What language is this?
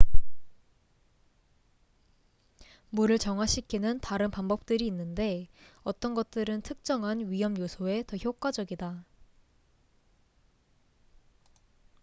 Korean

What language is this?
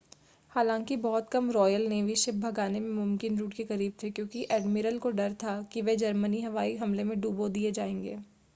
Hindi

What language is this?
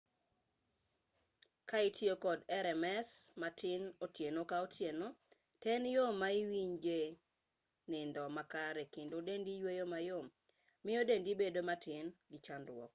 Luo (Kenya and Tanzania)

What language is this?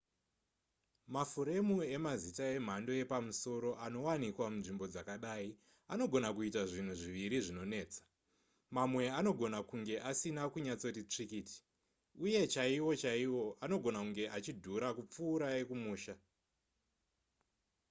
Shona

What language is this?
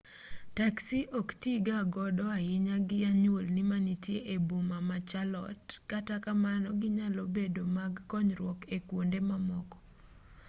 Luo (Kenya and Tanzania)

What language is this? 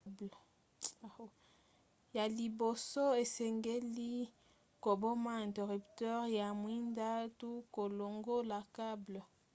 Lingala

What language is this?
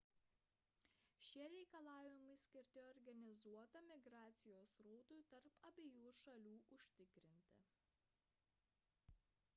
Lithuanian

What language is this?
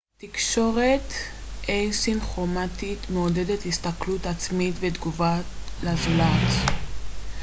Hebrew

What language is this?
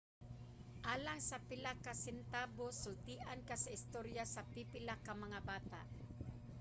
Cebuano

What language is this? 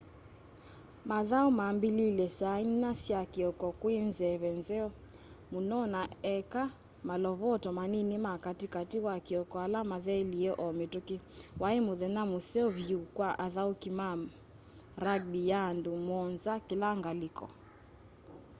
Kamba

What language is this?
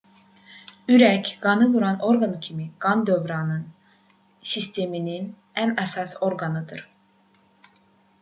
Azerbaijani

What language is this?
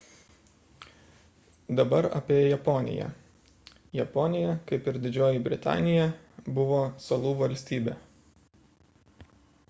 Lithuanian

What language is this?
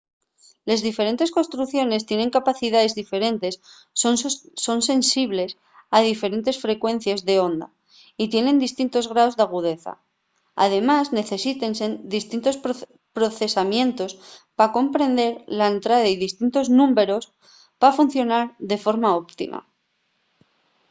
Asturian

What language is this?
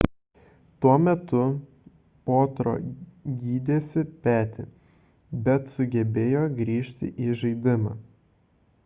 Lithuanian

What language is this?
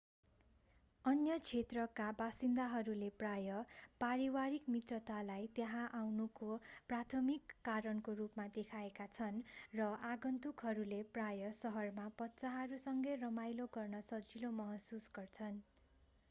Nepali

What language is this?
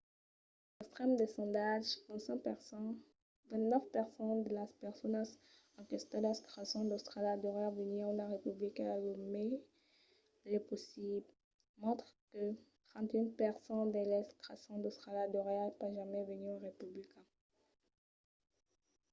Occitan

